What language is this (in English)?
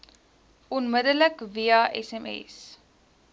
Afrikaans